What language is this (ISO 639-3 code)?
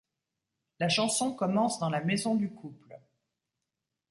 fra